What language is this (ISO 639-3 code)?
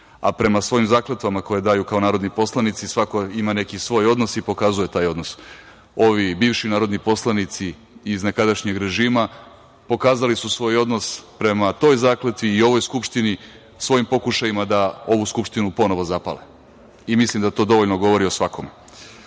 srp